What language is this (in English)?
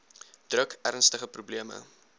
Afrikaans